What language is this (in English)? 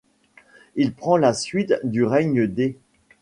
French